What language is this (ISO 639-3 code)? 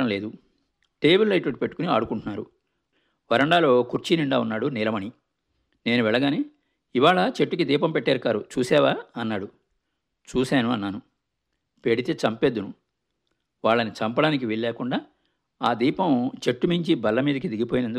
tel